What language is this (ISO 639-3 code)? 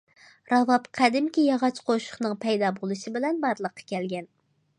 uig